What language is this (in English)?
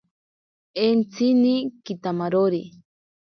Ashéninka Perené